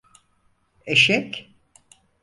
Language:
Turkish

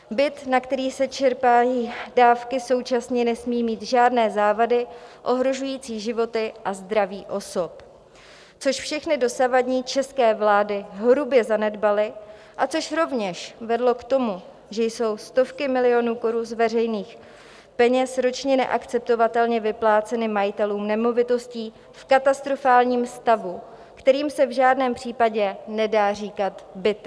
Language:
Czech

